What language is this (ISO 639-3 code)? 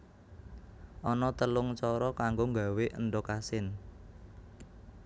jav